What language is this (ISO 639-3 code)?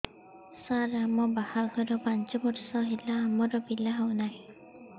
ori